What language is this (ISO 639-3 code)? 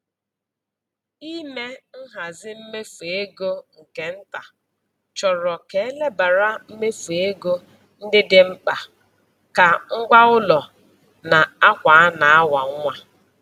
ibo